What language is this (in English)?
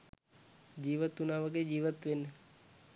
Sinhala